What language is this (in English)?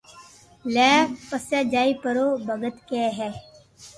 Loarki